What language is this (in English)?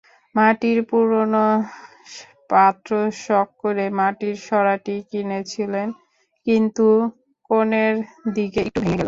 Bangla